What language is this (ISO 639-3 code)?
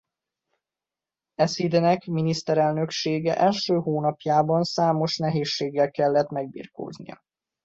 hun